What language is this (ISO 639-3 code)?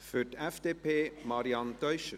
gsw